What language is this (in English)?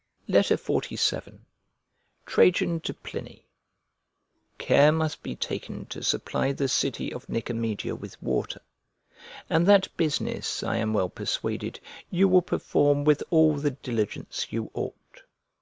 English